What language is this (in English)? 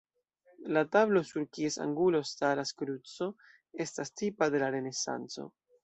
Esperanto